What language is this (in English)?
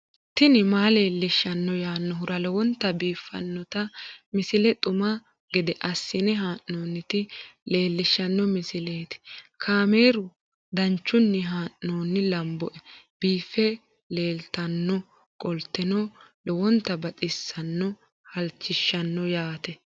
Sidamo